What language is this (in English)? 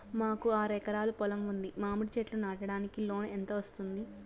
Telugu